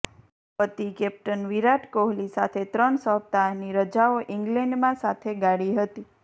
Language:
Gujarati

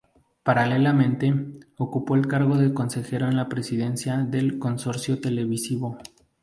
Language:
Spanish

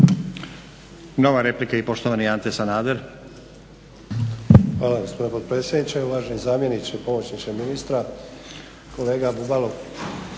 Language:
Croatian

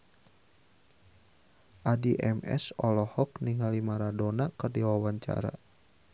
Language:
Sundanese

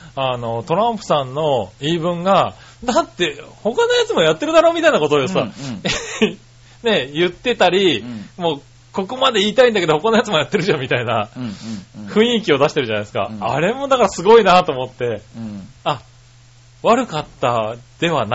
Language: Japanese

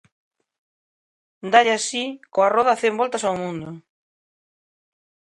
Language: Galician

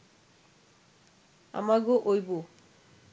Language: Bangla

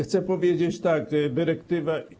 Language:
Polish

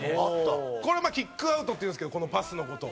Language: Japanese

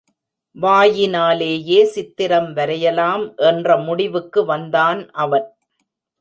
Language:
Tamil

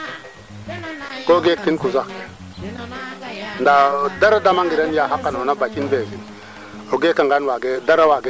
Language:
Serer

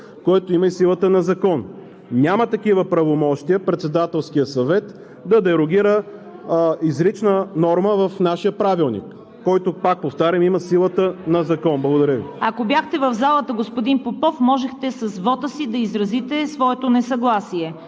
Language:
Bulgarian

